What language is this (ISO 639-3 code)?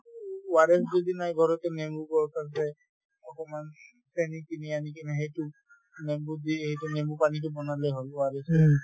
asm